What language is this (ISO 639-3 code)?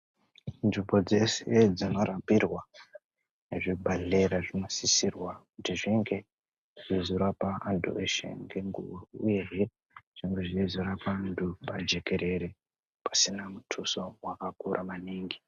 ndc